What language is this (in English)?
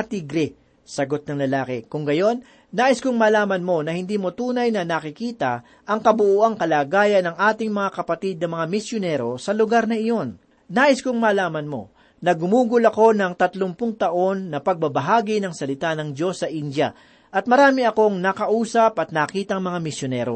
Filipino